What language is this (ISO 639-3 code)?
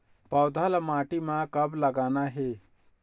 hne